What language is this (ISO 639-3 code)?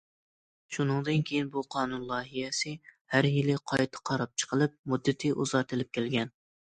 uig